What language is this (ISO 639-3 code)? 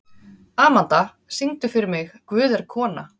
isl